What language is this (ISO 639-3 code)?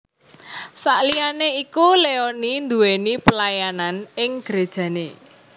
jav